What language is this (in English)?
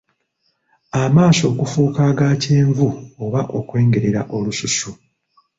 Ganda